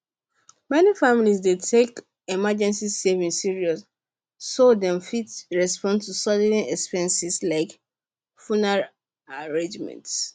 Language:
Nigerian Pidgin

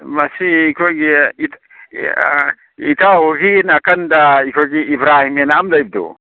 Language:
Manipuri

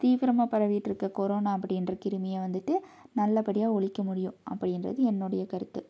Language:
Tamil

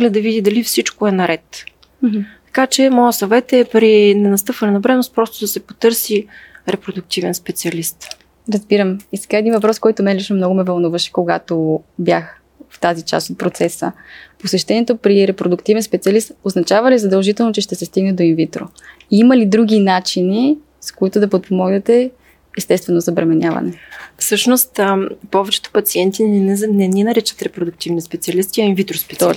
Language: Bulgarian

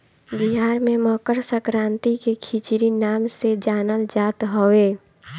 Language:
Bhojpuri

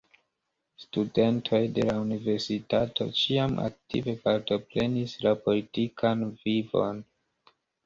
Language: Esperanto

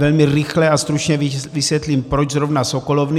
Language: Czech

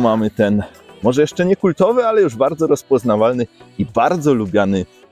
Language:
Polish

